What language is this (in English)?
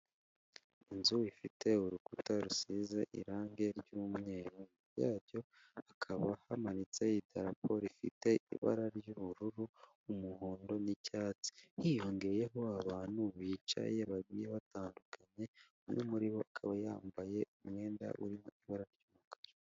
Kinyarwanda